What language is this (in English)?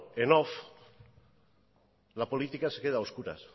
Spanish